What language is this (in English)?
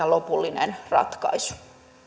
Finnish